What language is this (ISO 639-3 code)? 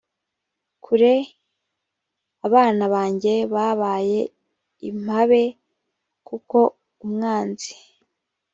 kin